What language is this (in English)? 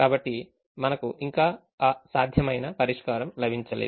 Telugu